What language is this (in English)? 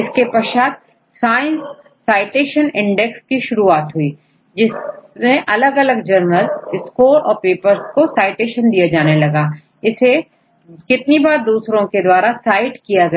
Hindi